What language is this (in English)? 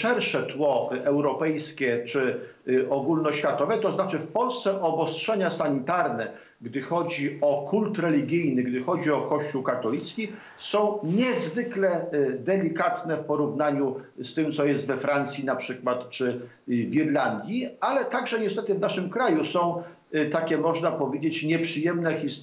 Polish